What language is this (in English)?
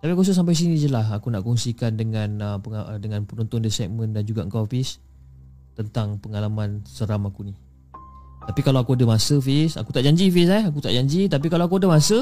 Malay